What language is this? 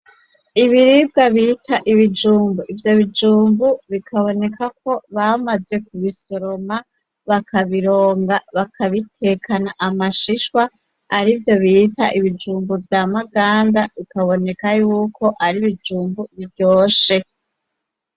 Rundi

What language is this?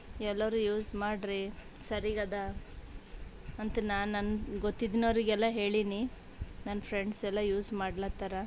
Kannada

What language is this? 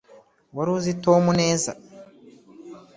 Kinyarwanda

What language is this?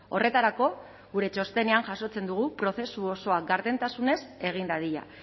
Basque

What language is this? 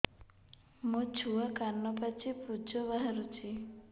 Odia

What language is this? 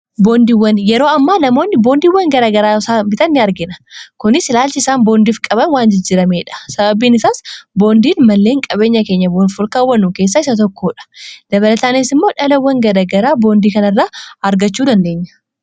Oromo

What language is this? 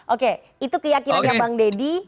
Indonesian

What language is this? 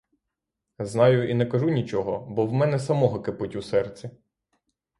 Ukrainian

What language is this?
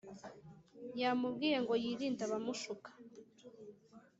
Kinyarwanda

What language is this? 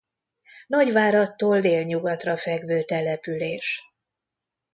Hungarian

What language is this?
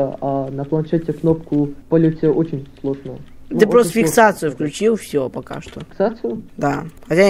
Russian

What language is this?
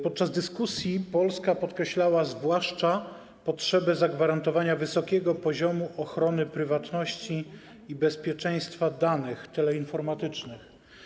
Polish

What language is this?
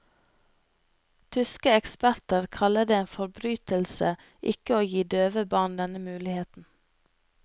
Norwegian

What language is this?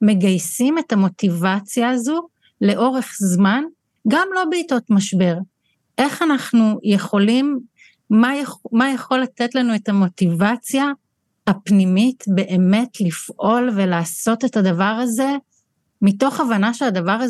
Hebrew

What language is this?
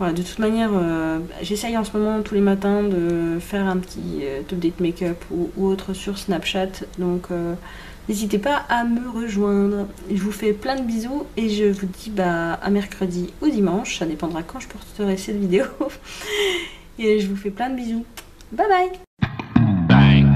French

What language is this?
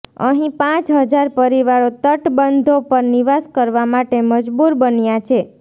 Gujarati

